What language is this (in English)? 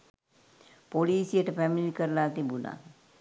Sinhala